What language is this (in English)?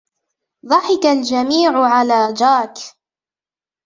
Arabic